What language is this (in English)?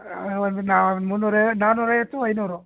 Kannada